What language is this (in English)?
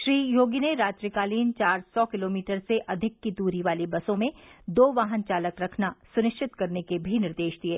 Hindi